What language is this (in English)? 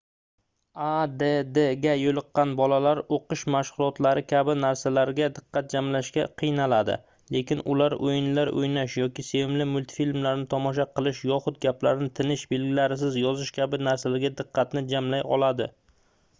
Uzbek